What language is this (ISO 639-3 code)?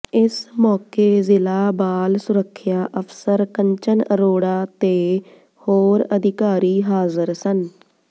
pan